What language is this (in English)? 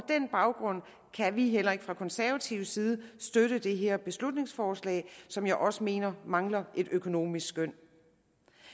Danish